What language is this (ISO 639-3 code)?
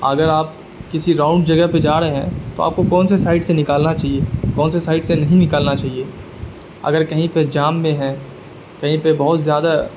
urd